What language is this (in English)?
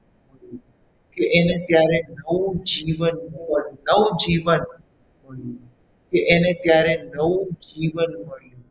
Gujarati